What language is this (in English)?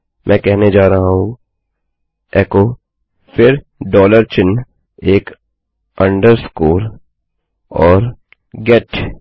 Hindi